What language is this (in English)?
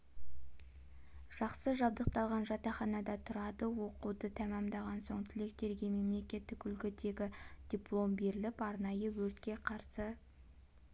Kazakh